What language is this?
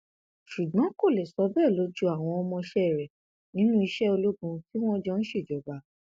Yoruba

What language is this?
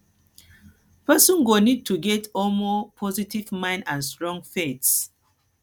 Nigerian Pidgin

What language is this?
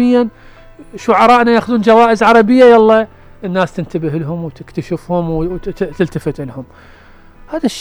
Arabic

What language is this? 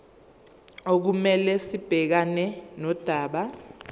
Zulu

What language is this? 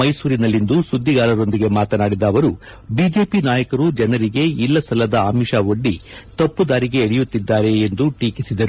Kannada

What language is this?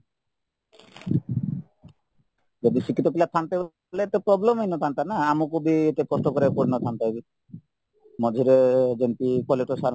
Odia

